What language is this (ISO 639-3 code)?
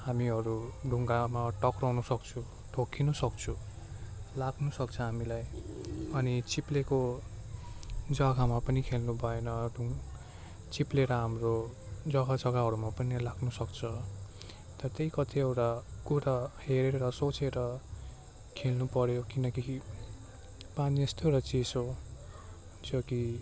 nep